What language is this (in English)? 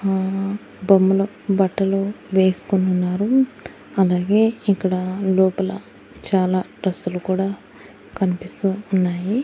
Telugu